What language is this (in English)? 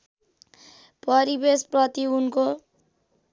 Nepali